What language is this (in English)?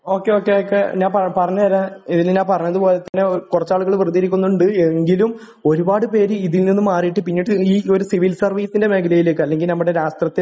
Malayalam